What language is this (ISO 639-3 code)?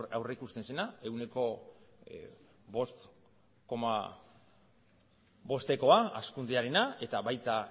eus